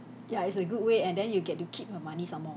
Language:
English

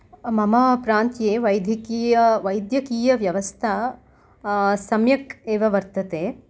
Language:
Sanskrit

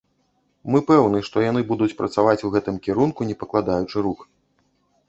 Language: Belarusian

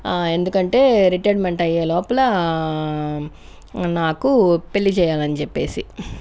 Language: Telugu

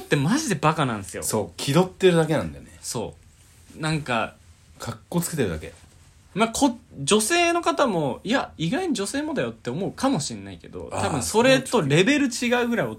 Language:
Japanese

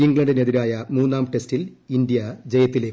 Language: Malayalam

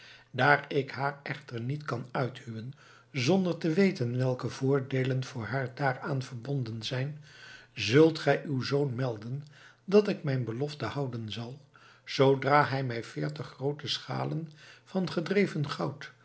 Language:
Dutch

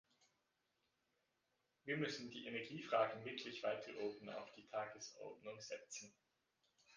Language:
German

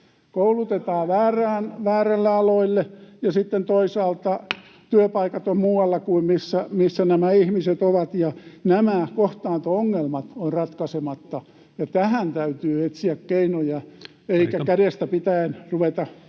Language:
Finnish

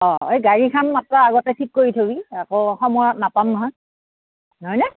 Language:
Assamese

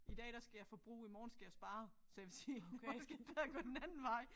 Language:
Danish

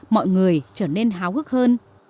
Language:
Vietnamese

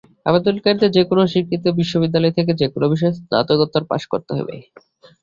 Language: Bangla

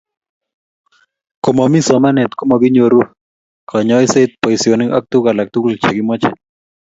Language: Kalenjin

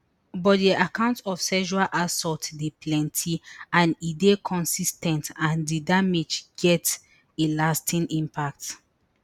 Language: Nigerian Pidgin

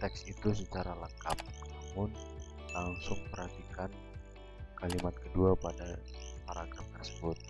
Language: Indonesian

